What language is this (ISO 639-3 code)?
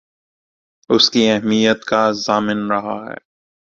urd